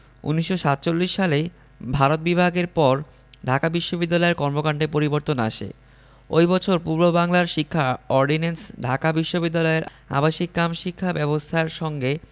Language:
Bangla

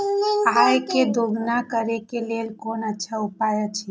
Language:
Maithili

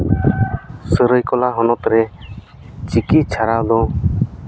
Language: Santali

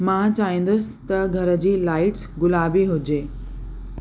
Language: Sindhi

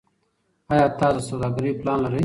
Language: Pashto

